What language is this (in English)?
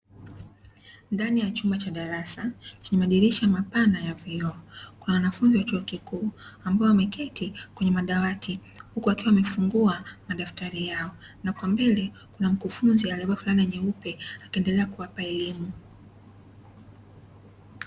Swahili